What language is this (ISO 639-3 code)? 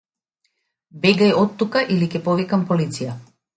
mkd